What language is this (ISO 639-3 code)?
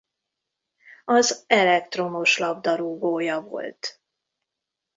hun